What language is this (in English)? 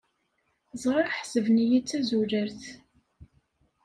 Kabyle